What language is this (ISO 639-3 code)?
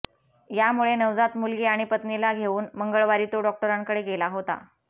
mar